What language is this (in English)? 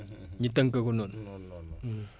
Wolof